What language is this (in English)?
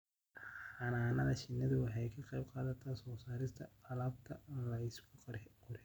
Somali